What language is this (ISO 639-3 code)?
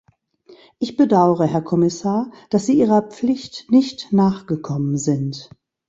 deu